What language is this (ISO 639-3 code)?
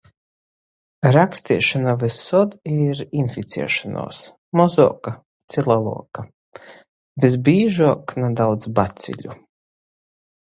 ltg